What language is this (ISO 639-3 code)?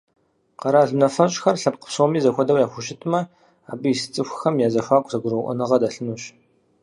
kbd